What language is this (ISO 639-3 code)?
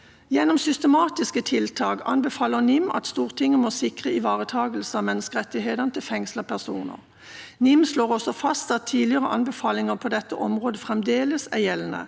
nor